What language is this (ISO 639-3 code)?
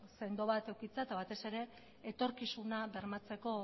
eus